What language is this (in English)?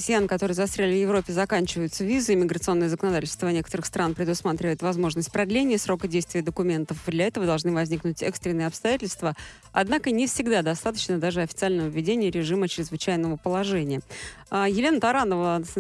Russian